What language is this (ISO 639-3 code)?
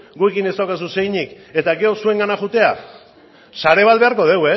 eus